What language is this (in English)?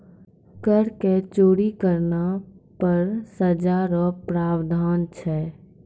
Maithili